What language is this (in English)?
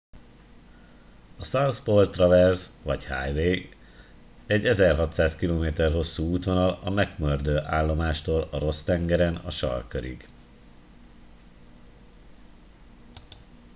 Hungarian